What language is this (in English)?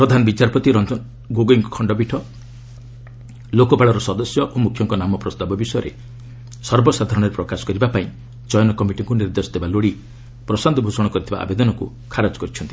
Odia